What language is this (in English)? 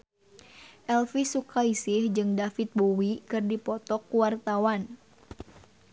Sundanese